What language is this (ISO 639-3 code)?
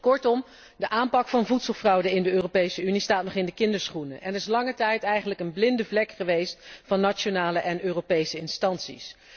nld